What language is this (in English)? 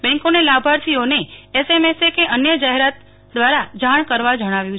Gujarati